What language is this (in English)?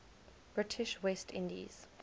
English